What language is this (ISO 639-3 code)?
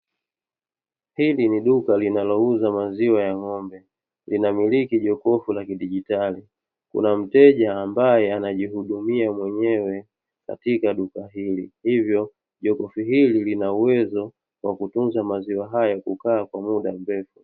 swa